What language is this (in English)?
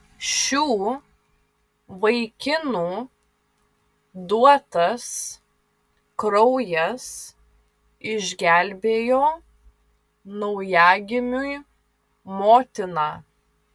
Lithuanian